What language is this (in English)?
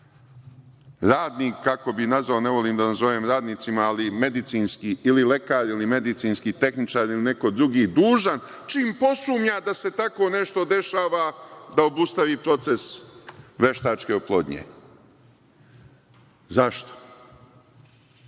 Serbian